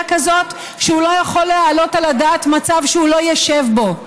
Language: Hebrew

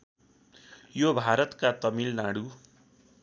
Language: Nepali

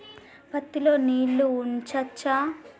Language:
Telugu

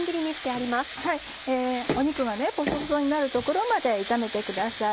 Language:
Japanese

